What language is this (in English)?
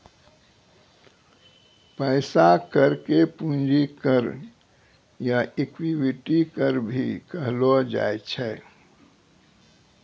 Maithili